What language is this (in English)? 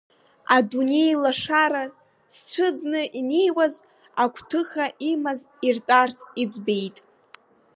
Abkhazian